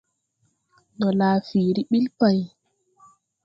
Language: Tupuri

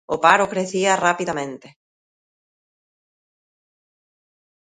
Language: Galician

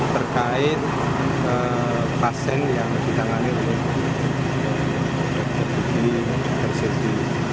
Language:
Indonesian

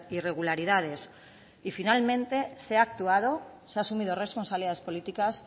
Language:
Spanish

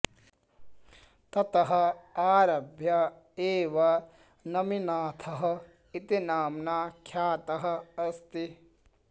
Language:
Sanskrit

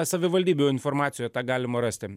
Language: Lithuanian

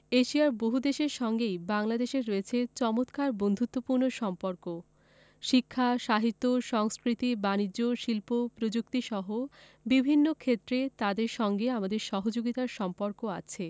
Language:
Bangla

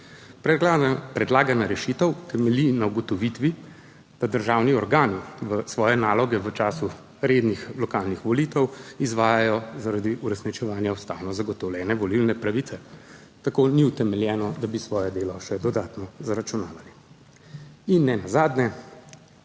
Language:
Slovenian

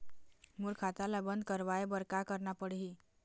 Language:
Chhattisgarhi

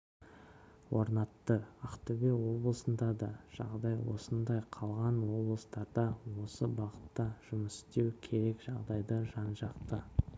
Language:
Kazakh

